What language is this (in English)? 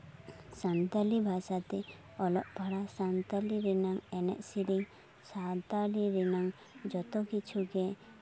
Santali